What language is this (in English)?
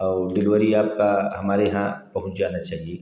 Hindi